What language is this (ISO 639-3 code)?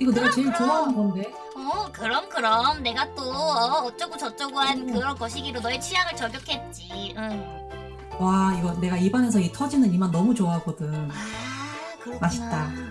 kor